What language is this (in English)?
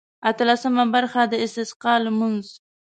Pashto